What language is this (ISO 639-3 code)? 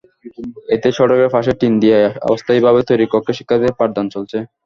ben